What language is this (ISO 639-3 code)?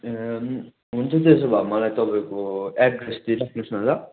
nep